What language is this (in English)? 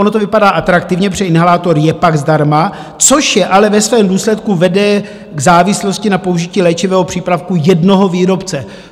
Czech